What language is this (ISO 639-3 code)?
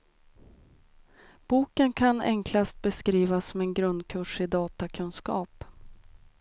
swe